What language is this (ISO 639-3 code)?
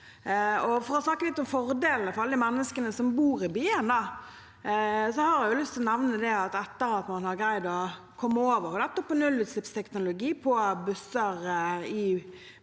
nor